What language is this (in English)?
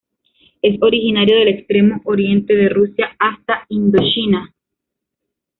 Spanish